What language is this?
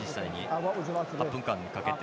Japanese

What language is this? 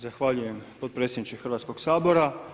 Croatian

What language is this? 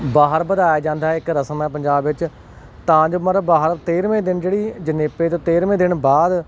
Punjabi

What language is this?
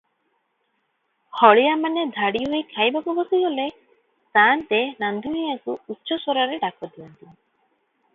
Odia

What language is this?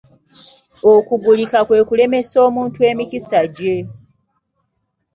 Ganda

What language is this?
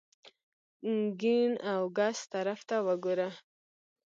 Pashto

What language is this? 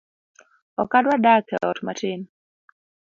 Luo (Kenya and Tanzania)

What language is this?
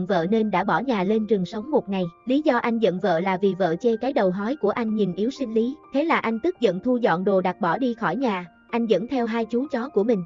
Vietnamese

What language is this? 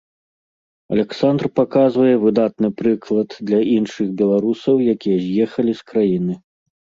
Belarusian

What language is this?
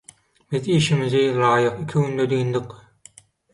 Turkmen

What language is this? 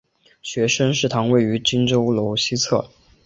Chinese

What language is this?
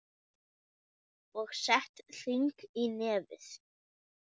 Icelandic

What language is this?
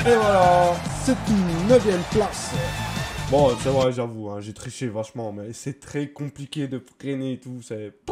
French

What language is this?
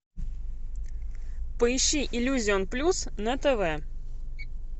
Russian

